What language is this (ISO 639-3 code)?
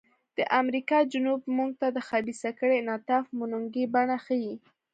pus